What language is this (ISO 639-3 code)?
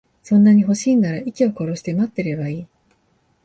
jpn